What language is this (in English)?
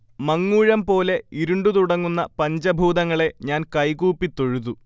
Malayalam